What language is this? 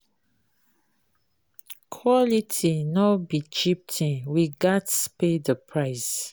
Nigerian Pidgin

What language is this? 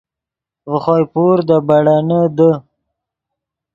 Yidgha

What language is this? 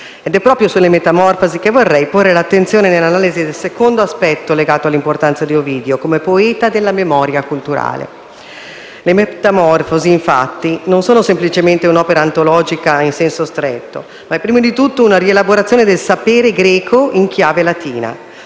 Italian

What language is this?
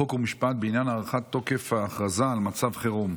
Hebrew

